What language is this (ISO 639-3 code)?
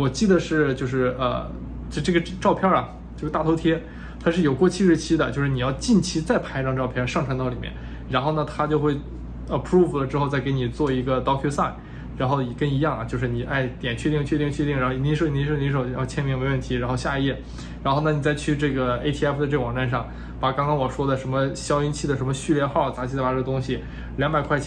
zho